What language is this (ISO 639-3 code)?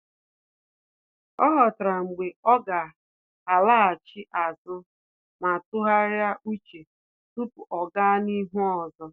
ibo